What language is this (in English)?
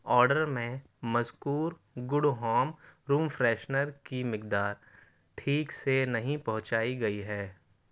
Urdu